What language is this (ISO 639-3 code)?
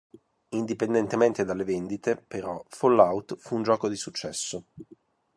ita